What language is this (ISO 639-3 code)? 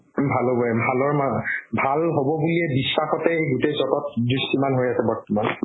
asm